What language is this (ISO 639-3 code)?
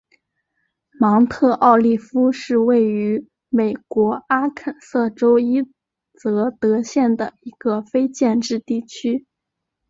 zho